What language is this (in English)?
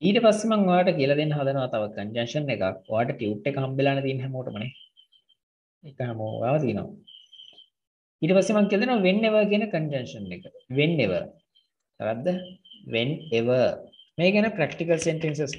English